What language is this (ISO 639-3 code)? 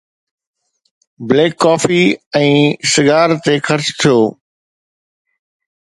snd